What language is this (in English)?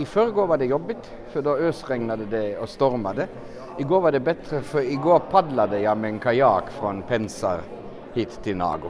Swedish